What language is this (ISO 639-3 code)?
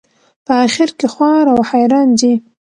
pus